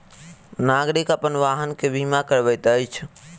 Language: Maithili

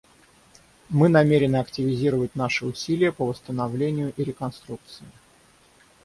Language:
Russian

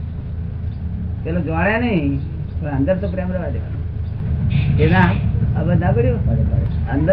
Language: Gujarati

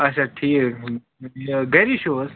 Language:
Kashmiri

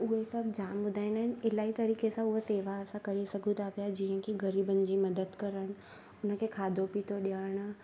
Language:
Sindhi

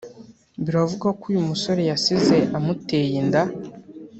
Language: Kinyarwanda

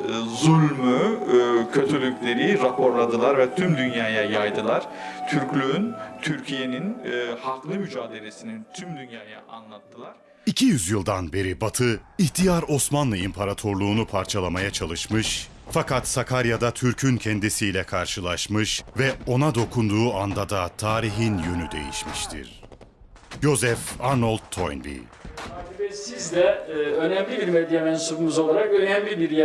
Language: Turkish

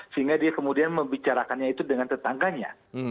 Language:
Indonesian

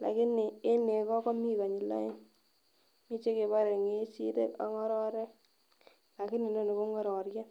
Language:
Kalenjin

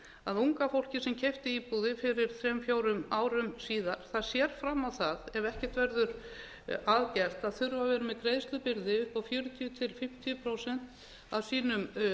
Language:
Icelandic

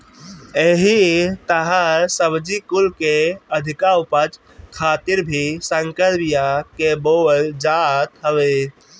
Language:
Bhojpuri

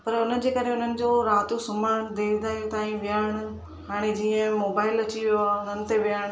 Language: Sindhi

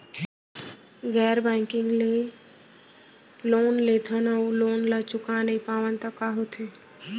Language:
Chhattisgarhi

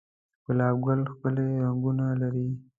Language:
Pashto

